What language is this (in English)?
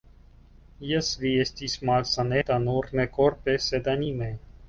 Esperanto